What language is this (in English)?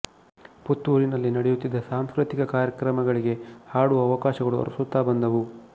Kannada